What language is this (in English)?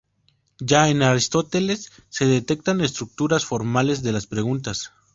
Spanish